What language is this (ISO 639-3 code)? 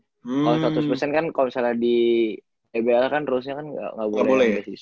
ind